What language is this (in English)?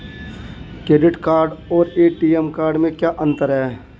Hindi